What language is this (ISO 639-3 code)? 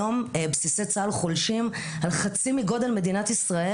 heb